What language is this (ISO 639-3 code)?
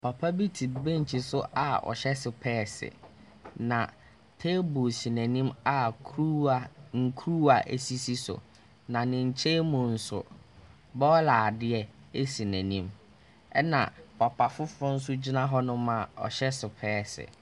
aka